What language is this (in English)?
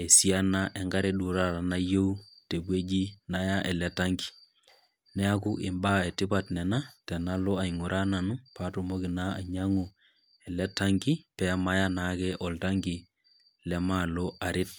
Masai